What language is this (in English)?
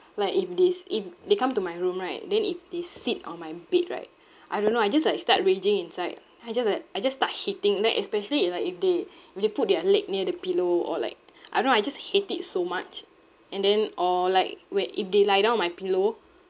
English